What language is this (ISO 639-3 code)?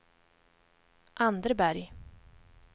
swe